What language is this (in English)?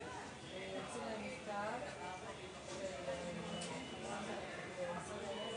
Hebrew